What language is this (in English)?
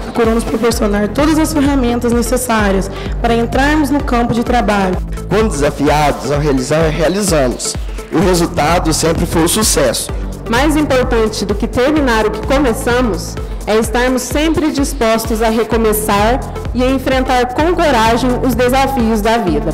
Portuguese